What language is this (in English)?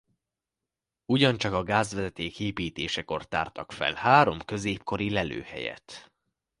Hungarian